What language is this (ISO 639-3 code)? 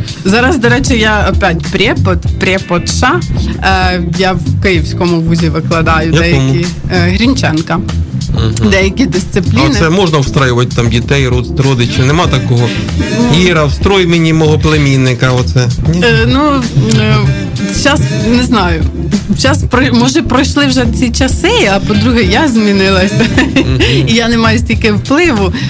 ukr